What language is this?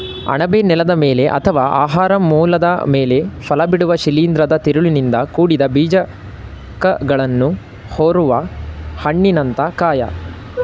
Kannada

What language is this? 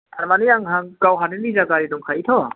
Bodo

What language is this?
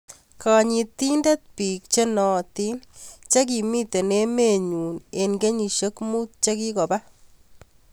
Kalenjin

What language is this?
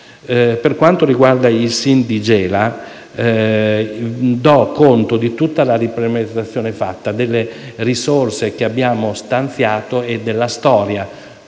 Italian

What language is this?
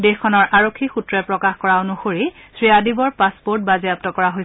Assamese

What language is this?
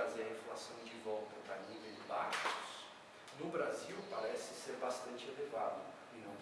Portuguese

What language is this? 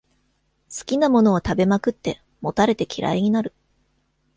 Japanese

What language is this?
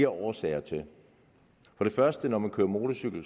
Danish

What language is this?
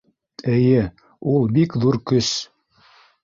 Bashkir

